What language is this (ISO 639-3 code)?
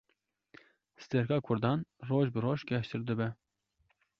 kur